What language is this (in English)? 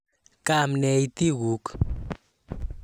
Kalenjin